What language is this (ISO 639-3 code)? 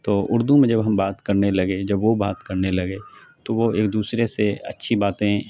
urd